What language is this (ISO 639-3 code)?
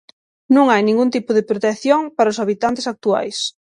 glg